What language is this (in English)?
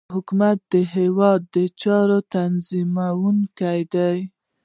Pashto